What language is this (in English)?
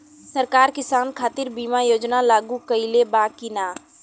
Bhojpuri